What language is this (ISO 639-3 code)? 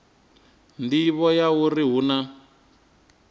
ven